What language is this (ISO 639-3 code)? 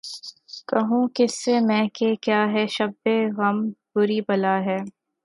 urd